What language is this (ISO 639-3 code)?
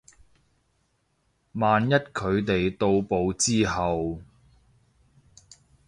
yue